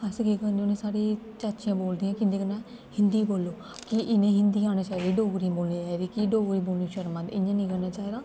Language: Dogri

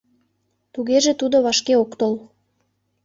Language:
Mari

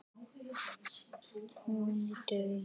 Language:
Icelandic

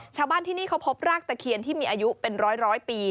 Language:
Thai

